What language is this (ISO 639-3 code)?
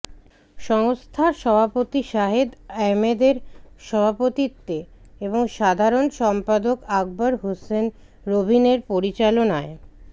ben